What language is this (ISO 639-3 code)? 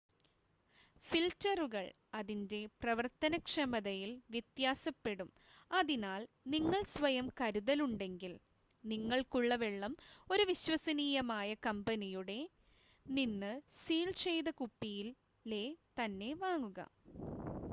mal